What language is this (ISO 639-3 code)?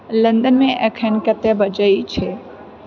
mai